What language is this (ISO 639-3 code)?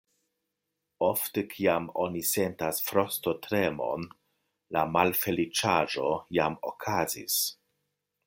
epo